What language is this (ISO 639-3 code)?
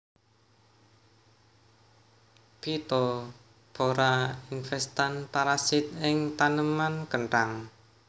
jav